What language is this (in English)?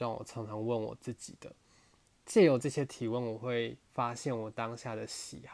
Chinese